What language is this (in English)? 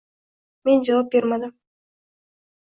Uzbek